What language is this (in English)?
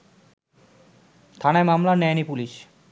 Bangla